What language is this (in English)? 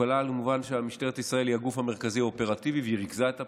Hebrew